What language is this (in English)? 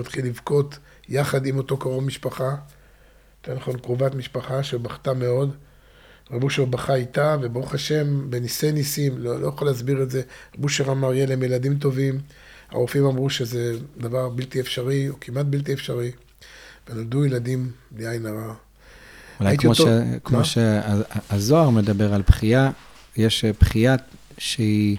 Hebrew